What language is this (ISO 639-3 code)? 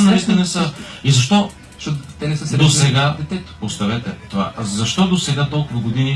bul